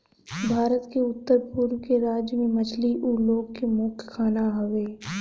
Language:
Bhojpuri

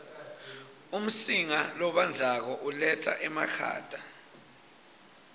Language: Swati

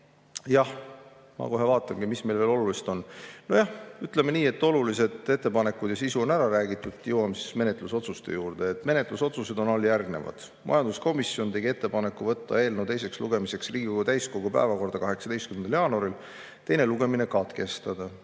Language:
Estonian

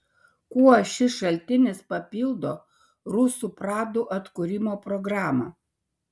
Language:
Lithuanian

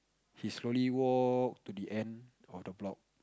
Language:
English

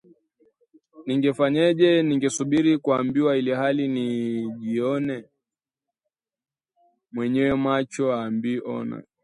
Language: Swahili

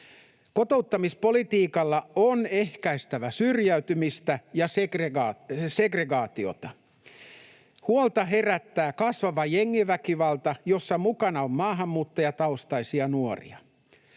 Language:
Finnish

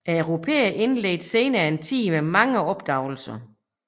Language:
Danish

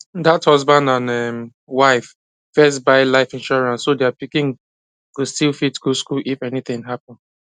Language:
Nigerian Pidgin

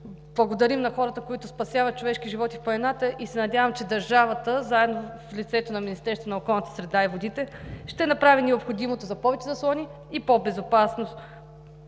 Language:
Bulgarian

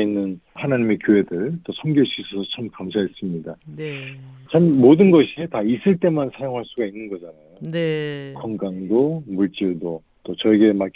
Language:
Korean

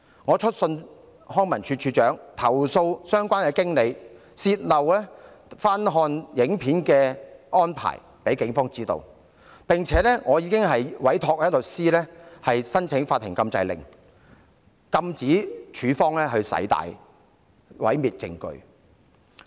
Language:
Cantonese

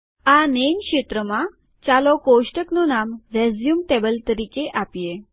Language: Gujarati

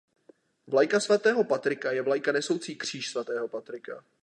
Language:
Czech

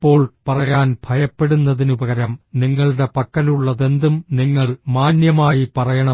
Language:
Malayalam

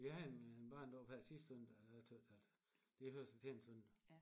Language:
Danish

